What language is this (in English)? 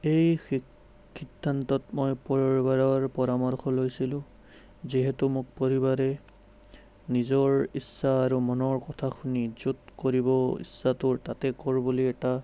Assamese